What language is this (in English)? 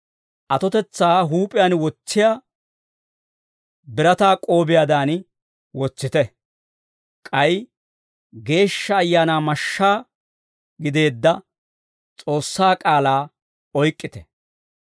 Dawro